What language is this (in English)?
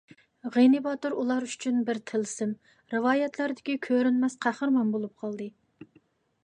Uyghur